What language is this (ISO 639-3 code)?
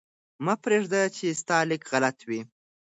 pus